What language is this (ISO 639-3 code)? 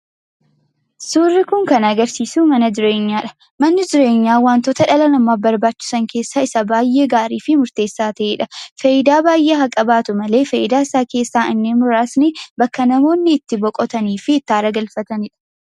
orm